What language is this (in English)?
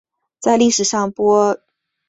Chinese